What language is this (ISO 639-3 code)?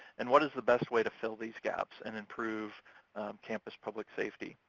eng